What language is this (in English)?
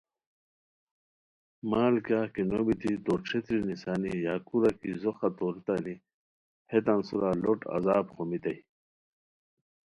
Khowar